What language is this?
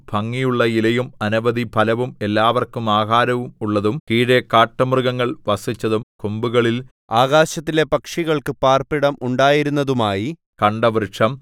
Malayalam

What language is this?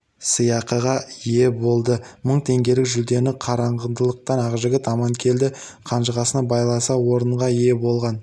Kazakh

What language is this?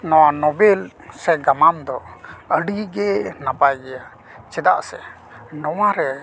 Santali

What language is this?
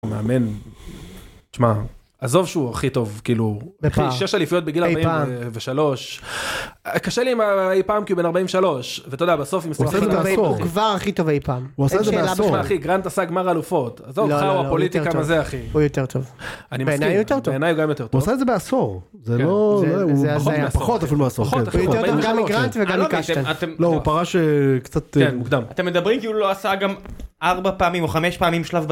Hebrew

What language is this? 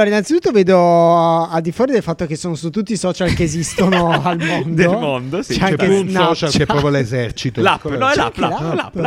Italian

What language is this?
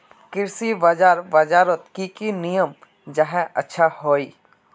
Magahi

